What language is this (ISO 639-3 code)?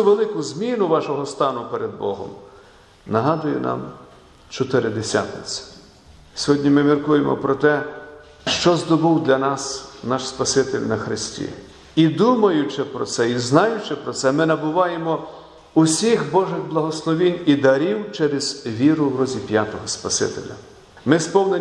ukr